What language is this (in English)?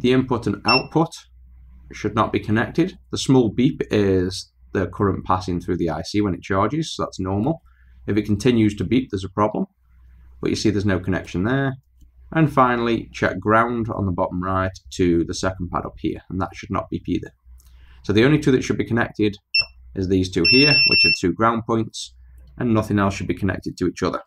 English